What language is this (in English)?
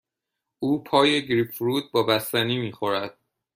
Persian